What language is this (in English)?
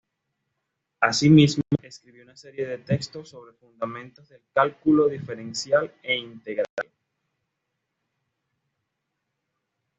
Spanish